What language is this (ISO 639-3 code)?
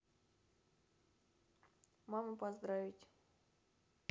rus